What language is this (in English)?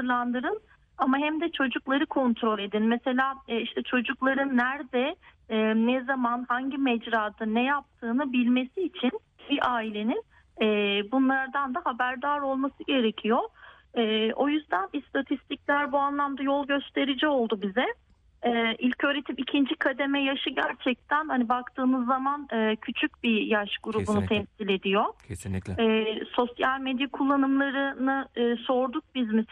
Turkish